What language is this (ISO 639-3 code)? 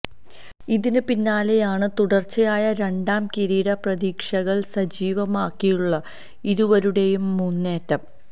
mal